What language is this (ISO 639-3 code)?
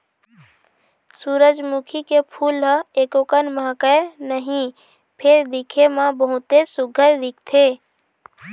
hne